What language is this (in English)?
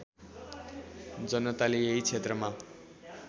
Nepali